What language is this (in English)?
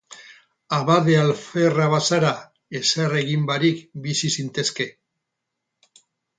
Basque